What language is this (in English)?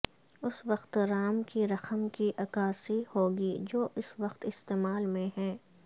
Urdu